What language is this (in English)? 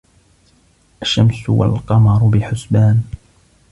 Arabic